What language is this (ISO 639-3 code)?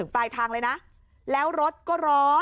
tha